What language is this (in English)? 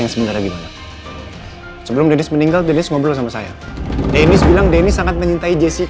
Indonesian